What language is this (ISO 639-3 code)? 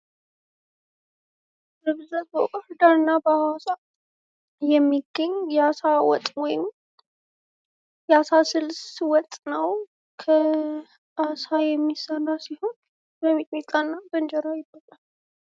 amh